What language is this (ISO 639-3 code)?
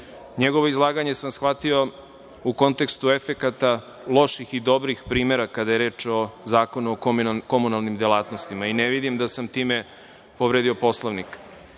srp